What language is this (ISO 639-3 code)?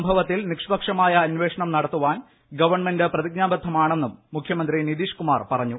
mal